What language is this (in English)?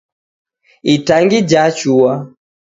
Taita